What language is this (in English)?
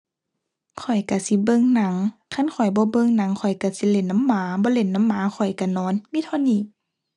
Thai